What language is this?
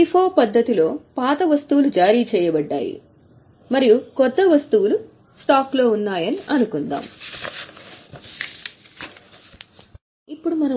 Telugu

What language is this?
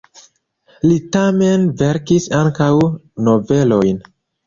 Esperanto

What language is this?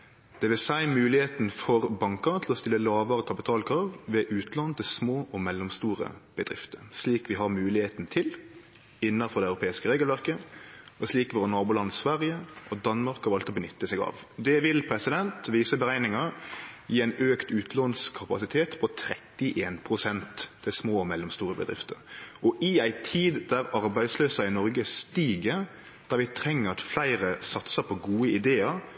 Norwegian Nynorsk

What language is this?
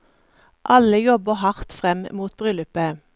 Norwegian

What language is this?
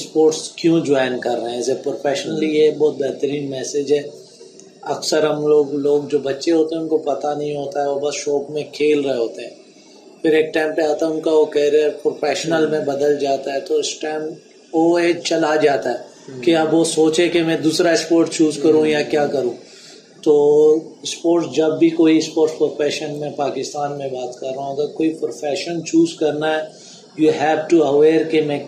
Urdu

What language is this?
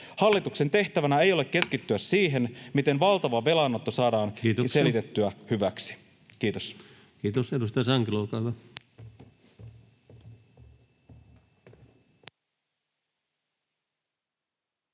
Finnish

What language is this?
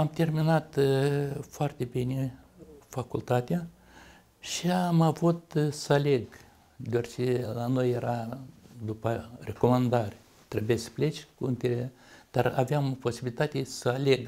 Romanian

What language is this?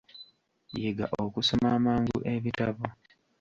Ganda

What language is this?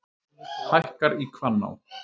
Icelandic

